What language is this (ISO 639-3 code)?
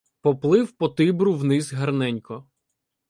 ukr